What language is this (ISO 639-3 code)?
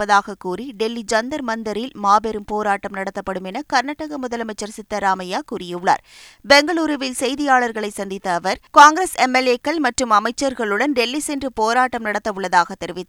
tam